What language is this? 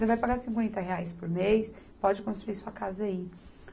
Portuguese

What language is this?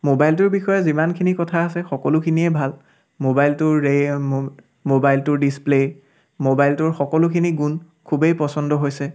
Assamese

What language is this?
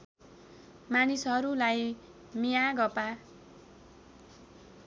Nepali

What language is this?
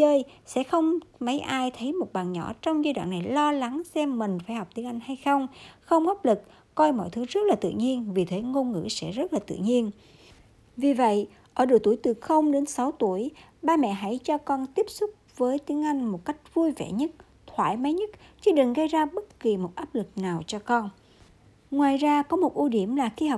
Vietnamese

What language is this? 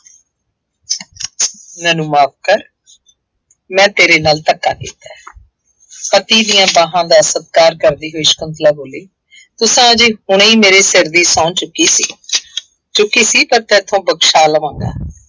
Punjabi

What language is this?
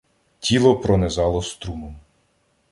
Ukrainian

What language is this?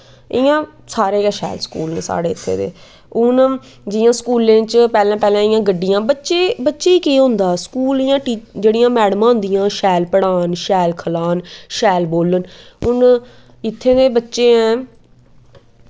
Dogri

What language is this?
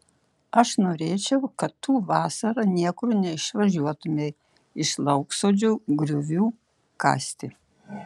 Lithuanian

